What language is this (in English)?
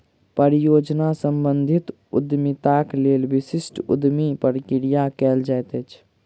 Maithili